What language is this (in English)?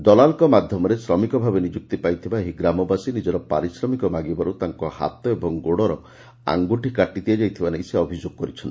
Odia